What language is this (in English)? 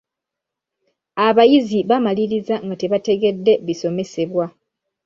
Ganda